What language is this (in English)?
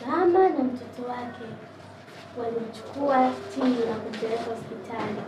Swahili